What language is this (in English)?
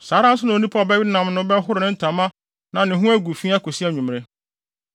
Akan